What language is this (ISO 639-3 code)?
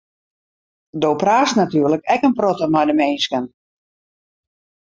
fry